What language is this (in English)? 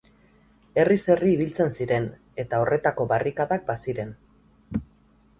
Basque